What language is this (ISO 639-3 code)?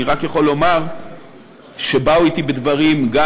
heb